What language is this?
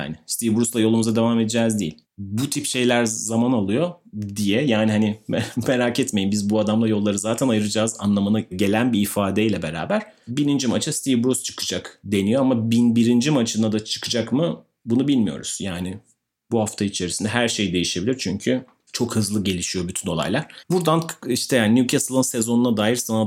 Turkish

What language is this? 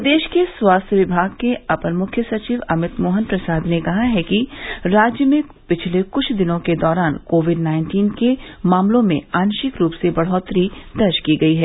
Hindi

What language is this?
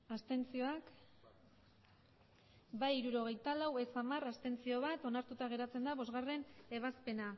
Basque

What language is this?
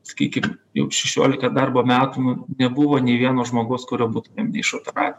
Lithuanian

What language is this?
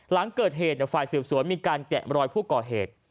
Thai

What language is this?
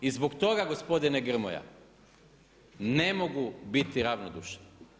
Croatian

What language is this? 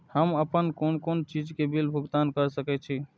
Maithili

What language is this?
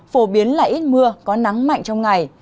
Vietnamese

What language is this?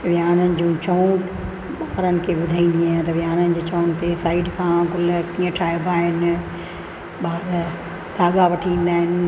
Sindhi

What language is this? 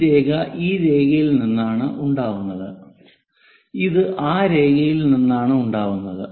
Malayalam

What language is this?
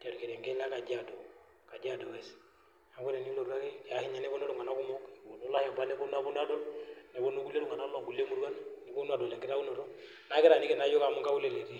Masai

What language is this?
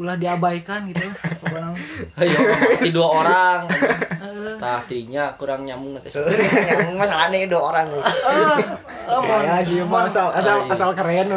Indonesian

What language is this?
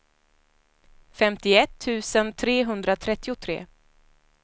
Swedish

